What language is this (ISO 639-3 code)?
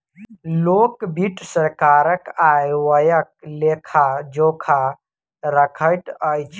mai